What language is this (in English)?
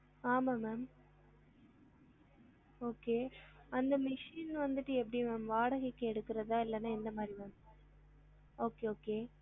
Tamil